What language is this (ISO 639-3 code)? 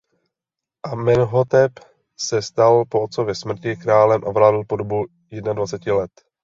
ces